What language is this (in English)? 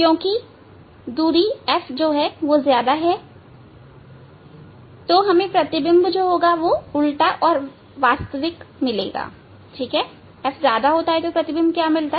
Hindi